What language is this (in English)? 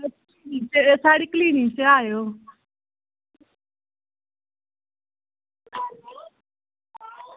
Dogri